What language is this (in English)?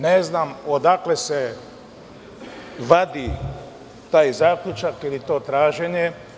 Serbian